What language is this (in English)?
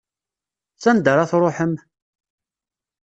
Kabyle